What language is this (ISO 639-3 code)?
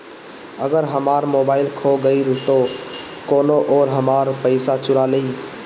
bho